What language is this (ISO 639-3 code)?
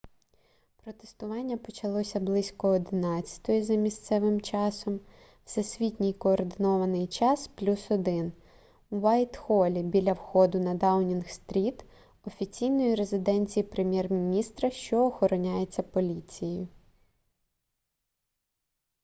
ukr